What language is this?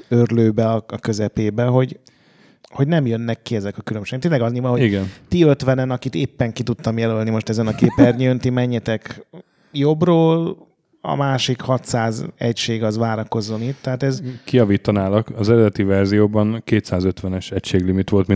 Hungarian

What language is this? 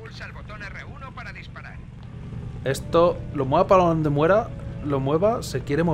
Spanish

